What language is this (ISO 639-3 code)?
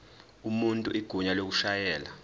zul